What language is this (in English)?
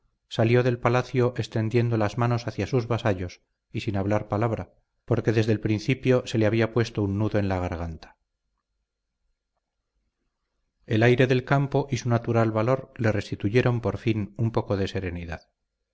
Spanish